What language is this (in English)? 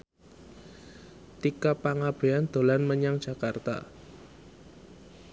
Javanese